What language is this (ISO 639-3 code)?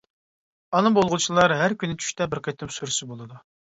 uig